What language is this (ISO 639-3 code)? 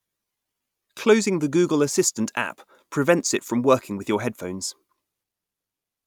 eng